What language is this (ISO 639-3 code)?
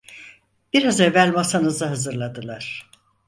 tur